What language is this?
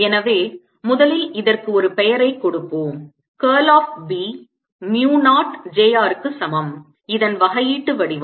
Tamil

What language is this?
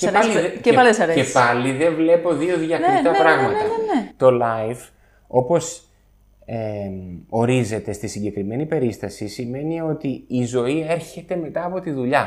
Greek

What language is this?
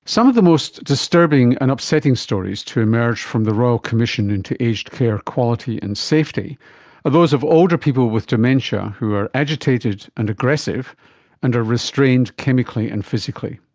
English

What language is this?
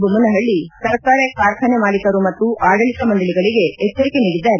Kannada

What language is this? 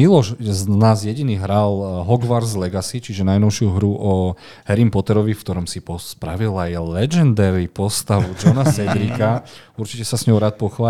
Slovak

